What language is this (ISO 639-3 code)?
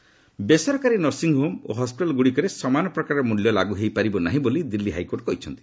ori